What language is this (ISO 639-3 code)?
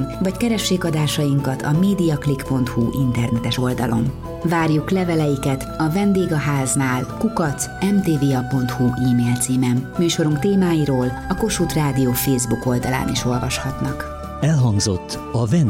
hun